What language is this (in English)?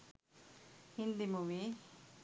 Sinhala